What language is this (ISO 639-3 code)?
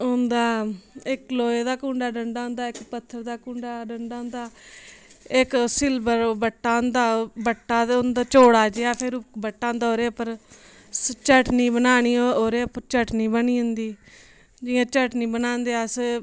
doi